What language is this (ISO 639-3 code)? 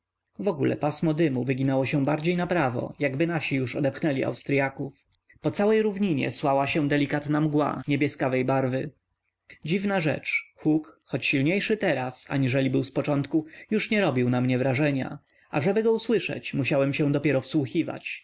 pol